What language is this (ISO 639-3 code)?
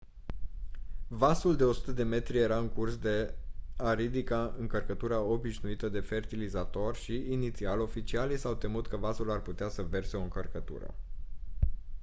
ron